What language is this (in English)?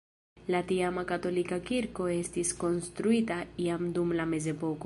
Esperanto